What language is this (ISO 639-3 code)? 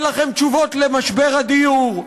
heb